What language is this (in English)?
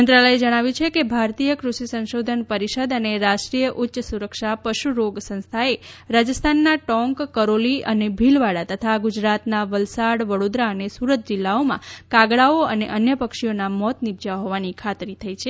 Gujarati